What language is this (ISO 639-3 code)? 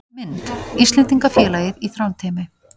isl